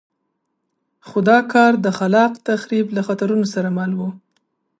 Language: Pashto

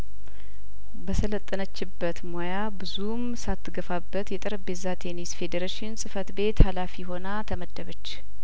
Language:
Amharic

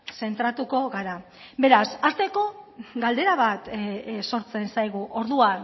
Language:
Basque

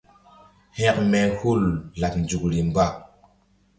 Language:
Mbum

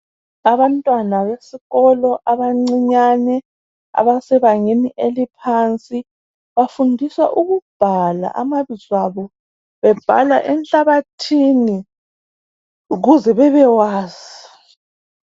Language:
North Ndebele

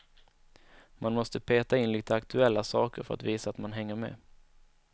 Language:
Swedish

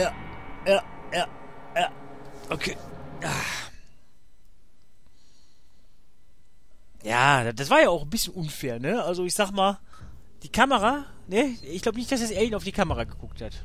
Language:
German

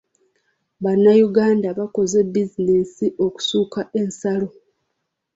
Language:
Ganda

